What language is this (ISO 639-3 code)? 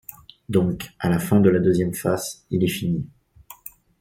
fra